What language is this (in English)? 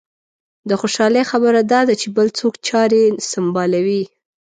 Pashto